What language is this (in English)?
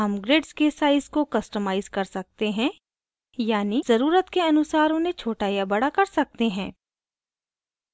Hindi